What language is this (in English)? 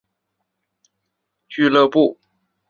Chinese